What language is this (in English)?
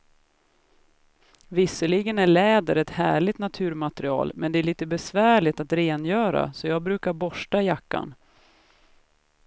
Swedish